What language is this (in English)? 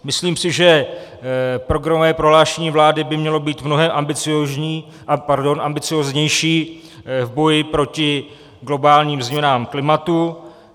Czech